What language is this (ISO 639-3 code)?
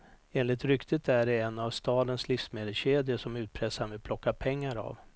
swe